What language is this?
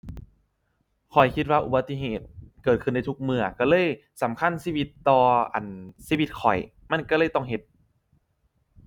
Thai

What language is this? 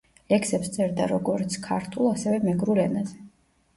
Georgian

